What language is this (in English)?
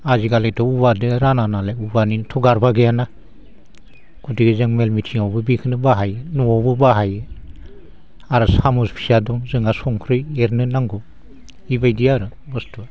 Bodo